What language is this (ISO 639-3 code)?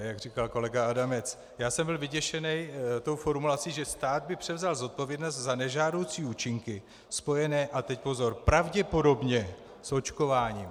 ces